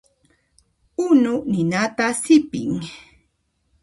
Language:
Puno Quechua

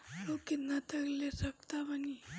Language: Bhojpuri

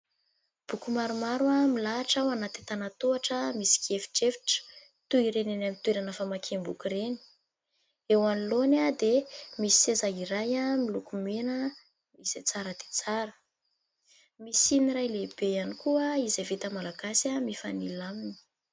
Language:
Malagasy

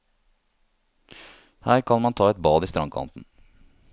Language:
Norwegian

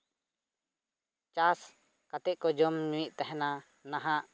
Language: Santali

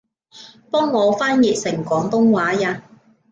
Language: Cantonese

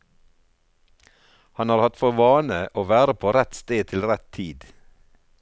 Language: Norwegian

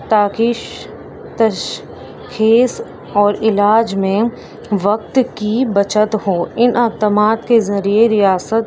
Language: Urdu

